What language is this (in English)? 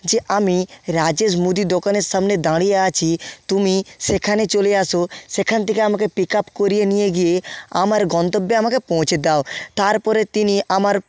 Bangla